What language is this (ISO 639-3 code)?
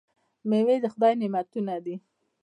pus